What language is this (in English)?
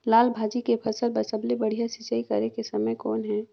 Chhattisgarhi